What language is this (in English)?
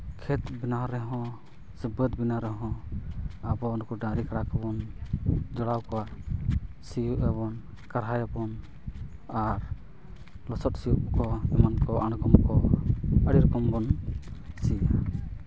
Santali